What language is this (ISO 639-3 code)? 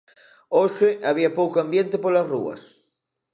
glg